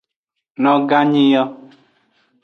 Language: Aja (Benin)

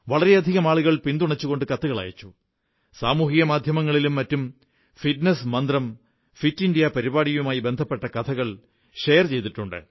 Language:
Malayalam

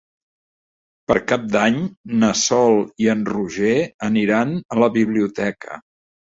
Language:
Catalan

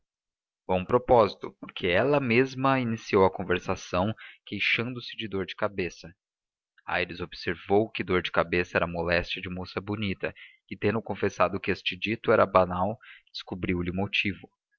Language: Portuguese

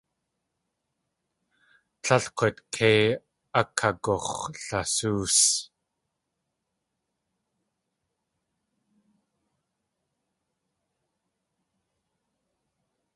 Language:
Tlingit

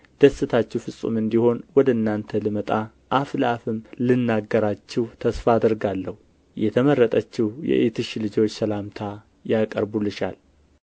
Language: Amharic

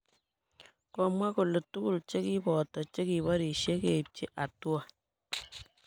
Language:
Kalenjin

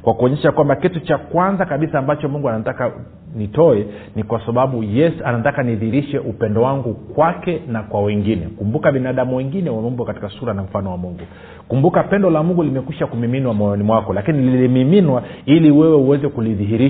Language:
Swahili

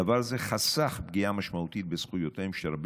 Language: Hebrew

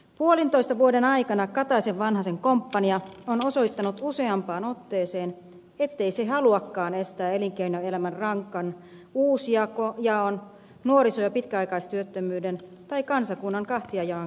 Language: Finnish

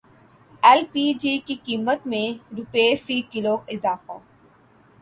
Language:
Urdu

